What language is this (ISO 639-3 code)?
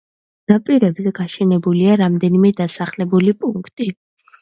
kat